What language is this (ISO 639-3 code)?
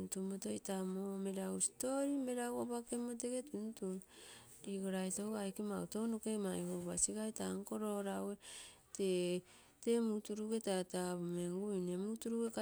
buo